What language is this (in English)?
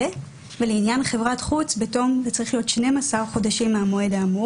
Hebrew